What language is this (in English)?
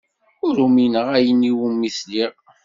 Kabyle